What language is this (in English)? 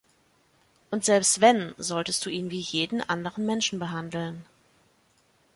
German